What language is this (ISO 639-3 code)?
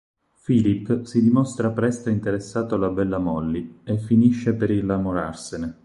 ita